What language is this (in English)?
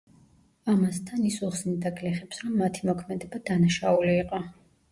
Georgian